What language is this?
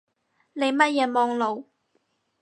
Cantonese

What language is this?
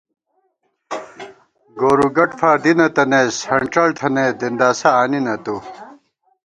Gawar-Bati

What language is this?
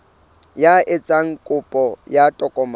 Southern Sotho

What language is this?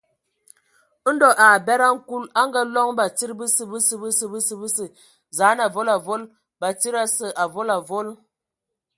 Ewondo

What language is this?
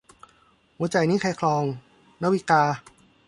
Thai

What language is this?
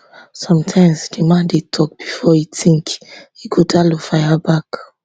Nigerian Pidgin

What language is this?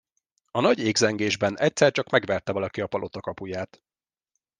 Hungarian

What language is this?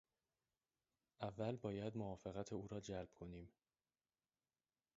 Persian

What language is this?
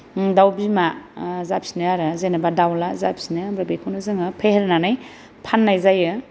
Bodo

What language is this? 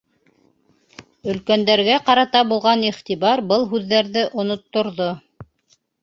Bashkir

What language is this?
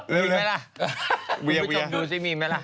Thai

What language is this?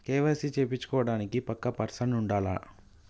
Telugu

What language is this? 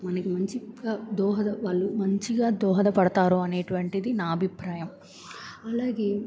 Telugu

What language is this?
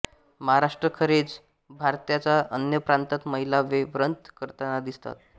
Marathi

